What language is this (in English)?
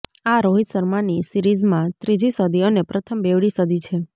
Gujarati